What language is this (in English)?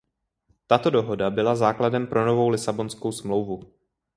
Czech